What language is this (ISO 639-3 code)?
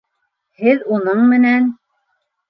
bak